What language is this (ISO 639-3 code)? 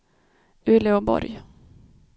swe